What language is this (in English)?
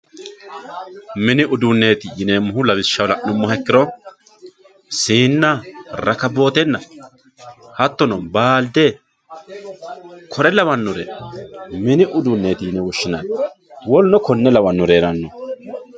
Sidamo